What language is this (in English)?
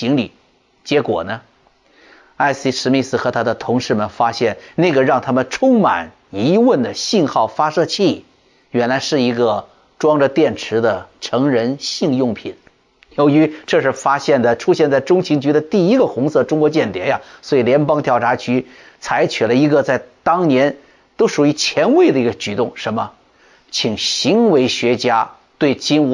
Chinese